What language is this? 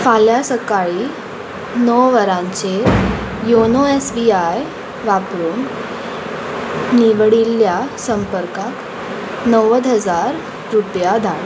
Konkani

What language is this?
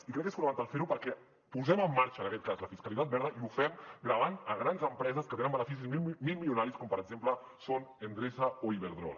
Catalan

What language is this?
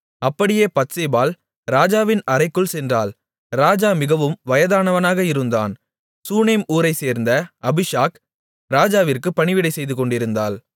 Tamil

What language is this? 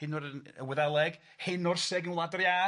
Welsh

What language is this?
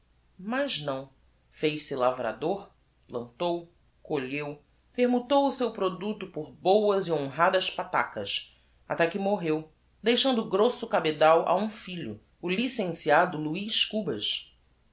Portuguese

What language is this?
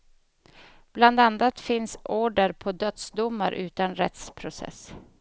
Swedish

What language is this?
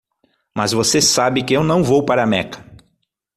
Portuguese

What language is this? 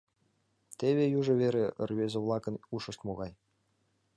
Mari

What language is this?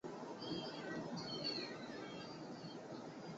Chinese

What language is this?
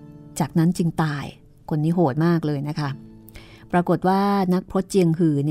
Thai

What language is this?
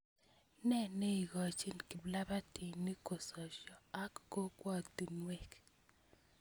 Kalenjin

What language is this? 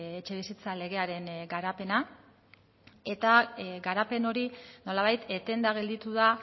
Basque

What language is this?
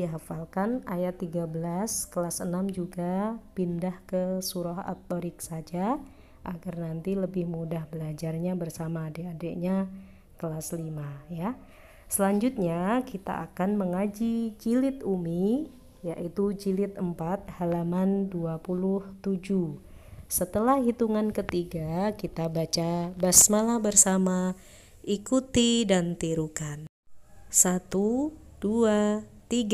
Indonesian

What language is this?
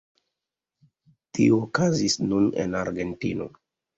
Esperanto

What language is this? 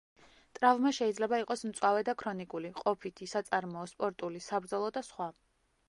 Georgian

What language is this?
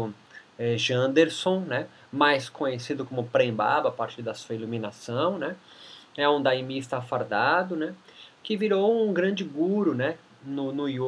Portuguese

